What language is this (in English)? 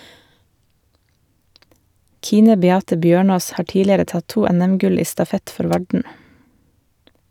Norwegian